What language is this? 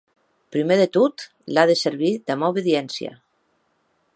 Occitan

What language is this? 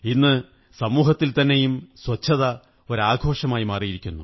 Malayalam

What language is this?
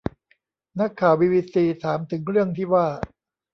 Thai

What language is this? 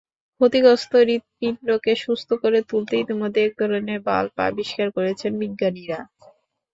Bangla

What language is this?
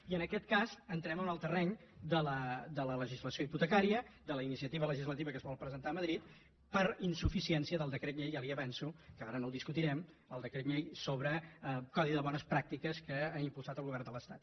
Catalan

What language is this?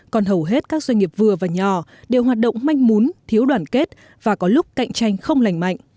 Vietnamese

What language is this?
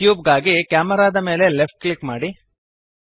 Kannada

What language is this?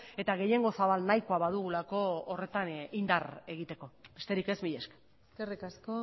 Basque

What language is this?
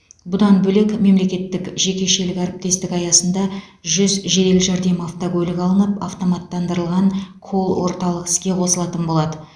Kazakh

